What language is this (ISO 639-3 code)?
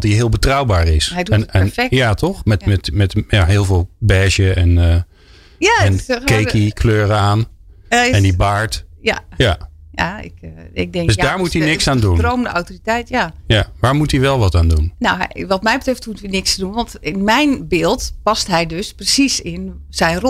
nld